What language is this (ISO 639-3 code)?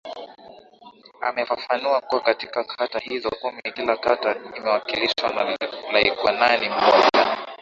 swa